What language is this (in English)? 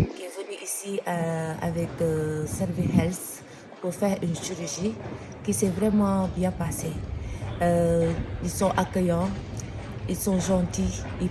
French